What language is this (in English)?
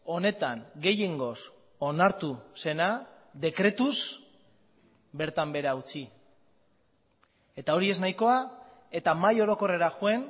Basque